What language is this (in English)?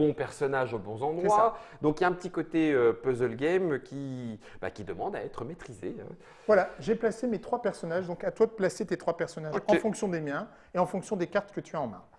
French